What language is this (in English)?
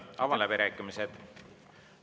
Estonian